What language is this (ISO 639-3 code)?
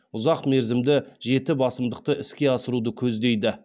kaz